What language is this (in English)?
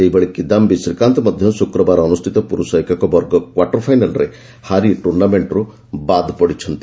Odia